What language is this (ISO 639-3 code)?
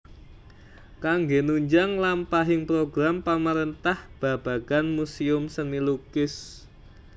jav